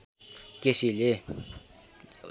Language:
Nepali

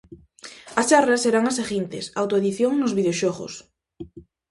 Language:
Galician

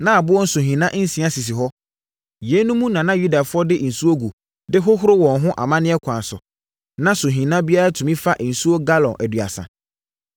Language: Akan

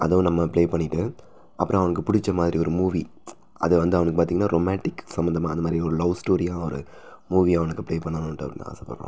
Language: Tamil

